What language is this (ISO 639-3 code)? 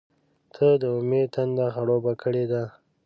pus